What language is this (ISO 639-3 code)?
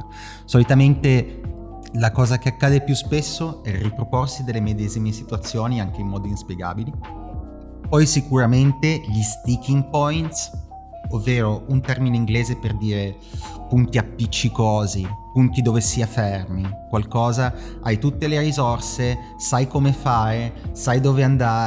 ita